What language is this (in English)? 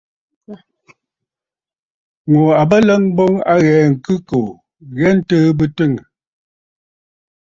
Bafut